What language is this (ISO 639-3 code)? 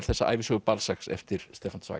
isl